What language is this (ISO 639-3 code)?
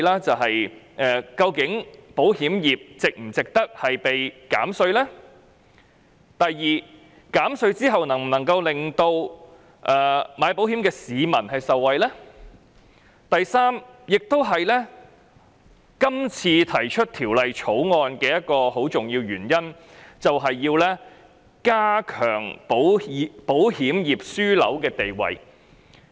yue